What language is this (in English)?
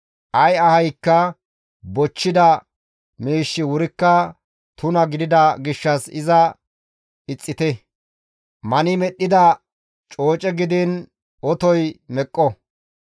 Gamo